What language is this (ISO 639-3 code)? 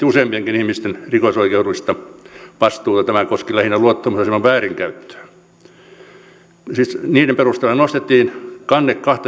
fin